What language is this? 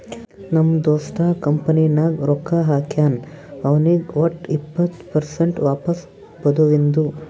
Kannada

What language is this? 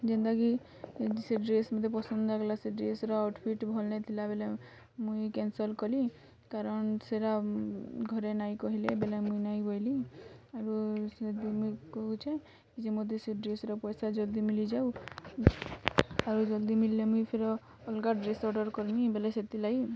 Odia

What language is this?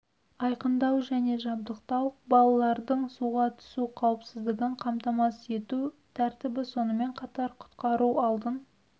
Kazakh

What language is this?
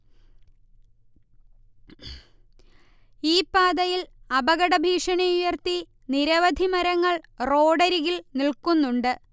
Malayalam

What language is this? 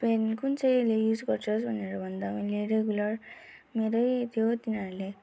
Nepali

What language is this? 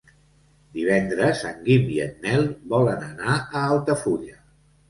Catalan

